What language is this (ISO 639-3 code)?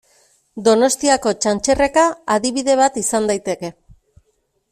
eus